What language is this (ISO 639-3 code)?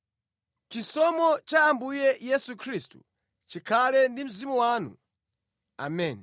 nya